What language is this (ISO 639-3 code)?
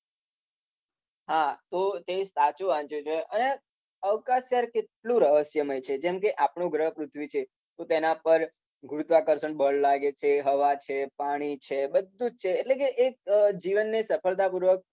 guj